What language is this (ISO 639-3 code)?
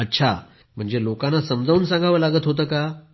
mar